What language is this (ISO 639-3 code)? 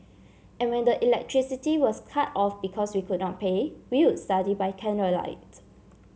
eng